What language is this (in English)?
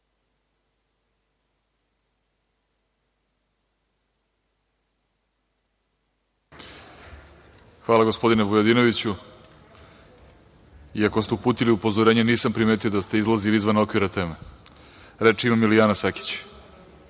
Serbian